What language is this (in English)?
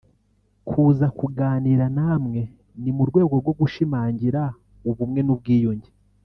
Kinyarwanda